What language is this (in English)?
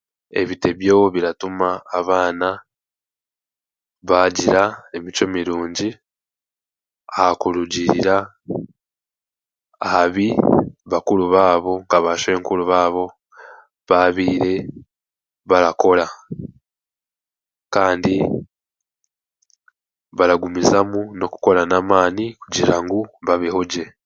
Chiga